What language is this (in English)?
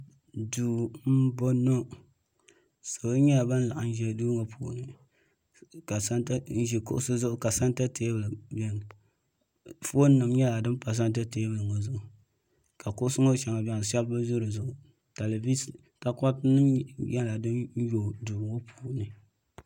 Dagbani